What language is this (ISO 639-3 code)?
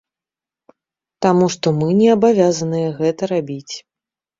bel